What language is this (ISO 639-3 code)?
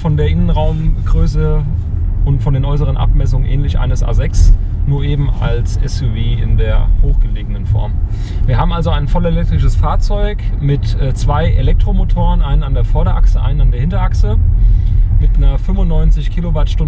deu